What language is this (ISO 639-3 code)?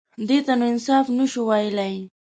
pus